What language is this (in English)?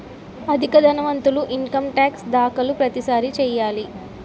Telugu